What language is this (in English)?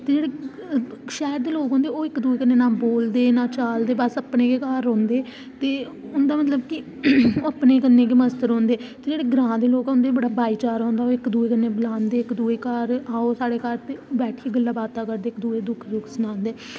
Dogri